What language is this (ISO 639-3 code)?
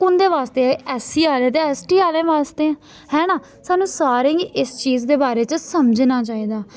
doi